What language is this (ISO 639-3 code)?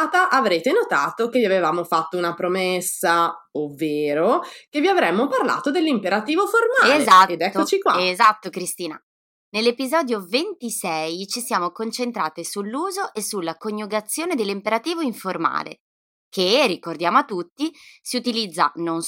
ita